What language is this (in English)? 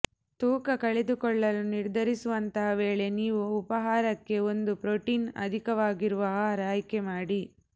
Kannada